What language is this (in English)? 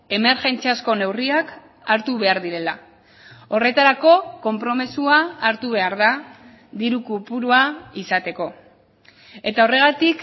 Basque